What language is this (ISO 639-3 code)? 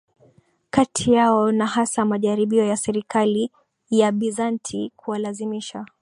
swa